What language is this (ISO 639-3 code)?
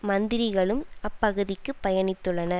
tam